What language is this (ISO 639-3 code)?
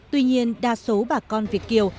vie